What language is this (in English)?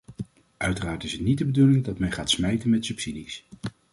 Dutch